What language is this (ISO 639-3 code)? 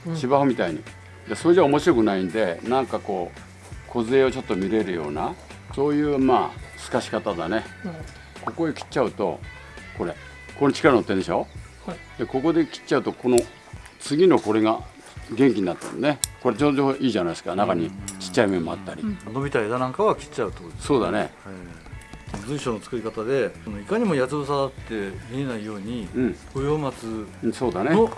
jpn